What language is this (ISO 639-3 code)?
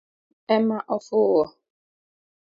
luo